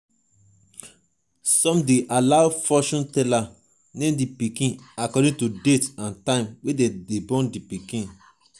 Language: Nigerian Pidgin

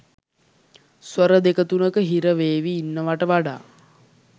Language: Sinhala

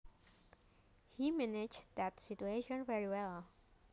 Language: Javanese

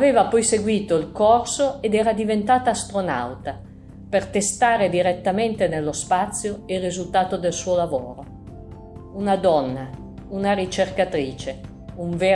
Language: Italian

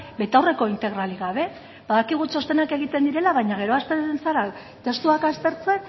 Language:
Basque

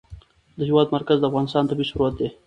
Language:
Pashto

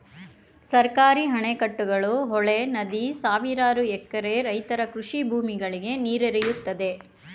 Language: Kannada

